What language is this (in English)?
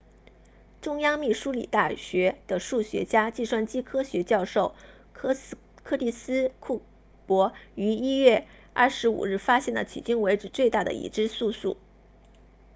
Chinese